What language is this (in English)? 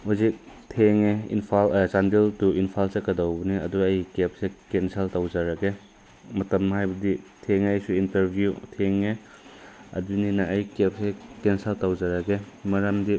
Manipuri